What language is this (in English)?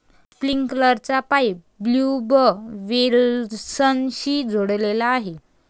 Marathi